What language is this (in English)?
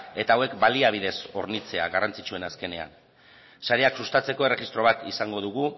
Basque